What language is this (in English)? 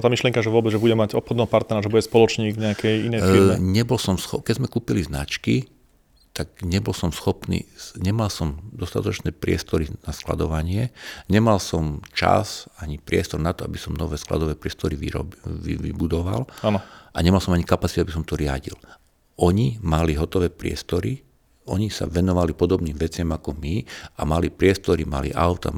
Slovak